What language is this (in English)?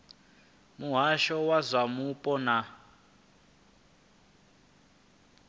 Venda